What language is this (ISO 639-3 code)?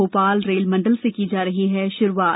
hin